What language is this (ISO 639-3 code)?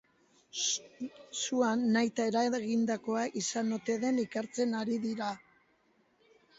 eus